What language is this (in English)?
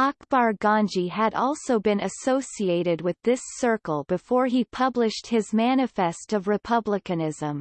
English